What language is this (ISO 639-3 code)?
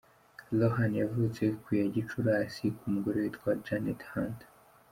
kin